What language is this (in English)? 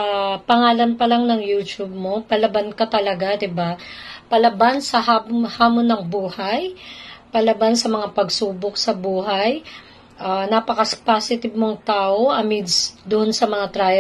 Filipino